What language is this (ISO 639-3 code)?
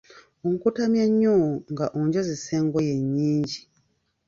lug